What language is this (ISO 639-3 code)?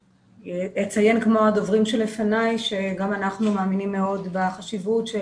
heb